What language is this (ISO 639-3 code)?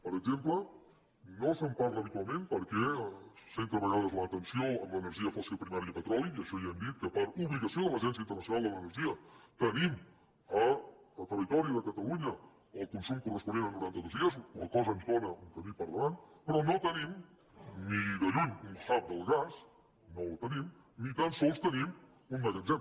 cat